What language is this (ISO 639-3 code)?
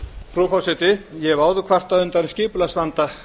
isl